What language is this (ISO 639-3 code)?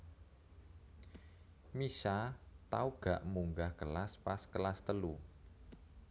jav